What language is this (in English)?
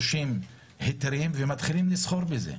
Hebrew